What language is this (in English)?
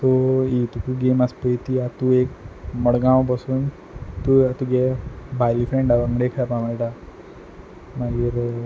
Konkani